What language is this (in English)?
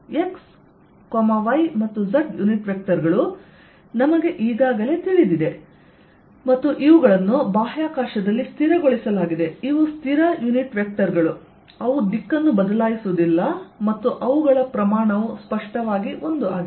Kannada